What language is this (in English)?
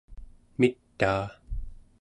Central Yupik